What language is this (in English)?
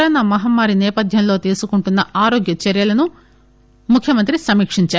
Telugu